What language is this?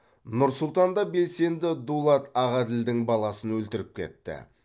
Kazakh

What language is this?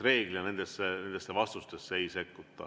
Estonian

